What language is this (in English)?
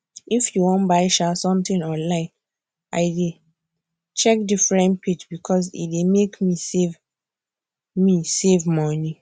Nigerian Pidgin